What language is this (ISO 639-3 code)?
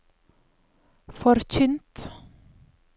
nor